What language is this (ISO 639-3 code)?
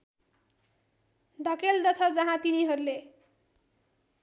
nep